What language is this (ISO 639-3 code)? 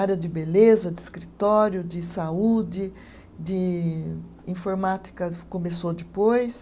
por